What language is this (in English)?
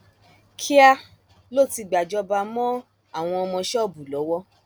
Yoruba